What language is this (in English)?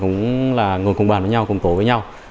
Vietnamese